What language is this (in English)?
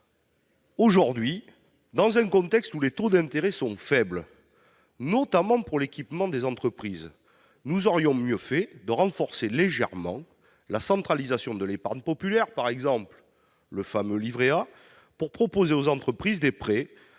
French